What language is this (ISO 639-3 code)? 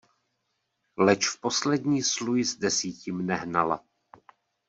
ces